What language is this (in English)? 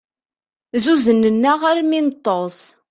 Kabyle